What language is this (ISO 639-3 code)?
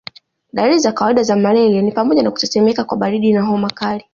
swa